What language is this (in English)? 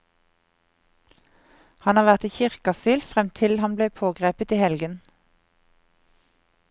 Norwegian